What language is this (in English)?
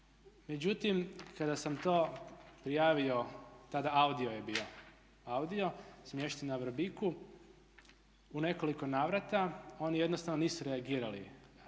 Croatian